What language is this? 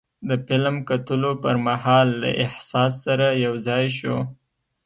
Pashto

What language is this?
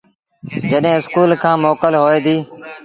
Sindhi Bhil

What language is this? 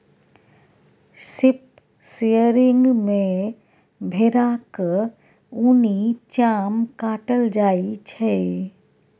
Maithili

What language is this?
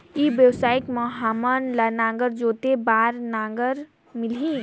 Chhattisgarhi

